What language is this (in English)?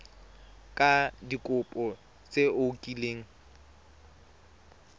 Tswana